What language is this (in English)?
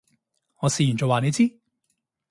Cantonese